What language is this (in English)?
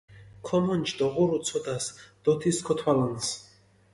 Mingrelian